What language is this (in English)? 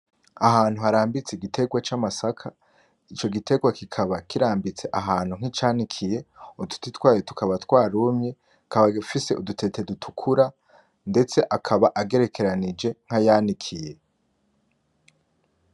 Rundi